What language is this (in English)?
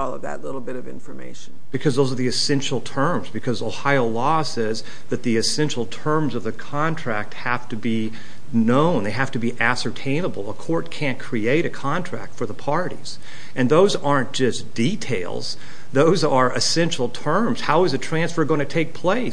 English